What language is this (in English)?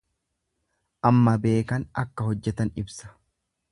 Oromo